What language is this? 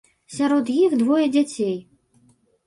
Belarusian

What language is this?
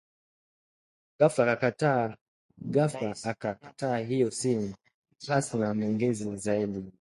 Swahili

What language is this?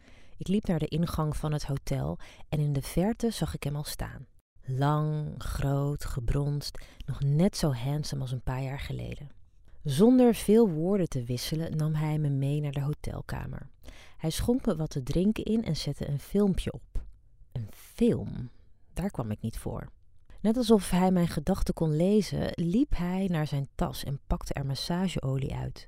Dutch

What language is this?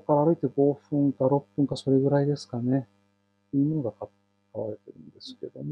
Japanese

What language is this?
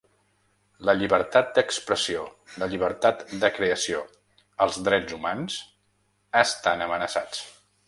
Catalan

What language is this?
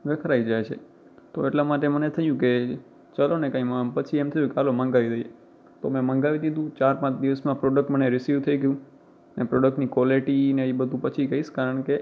Gujarati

